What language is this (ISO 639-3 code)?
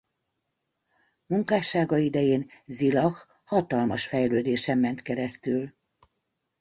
hun